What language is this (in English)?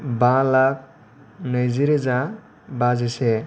Bodo